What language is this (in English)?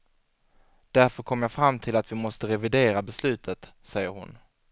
Swedish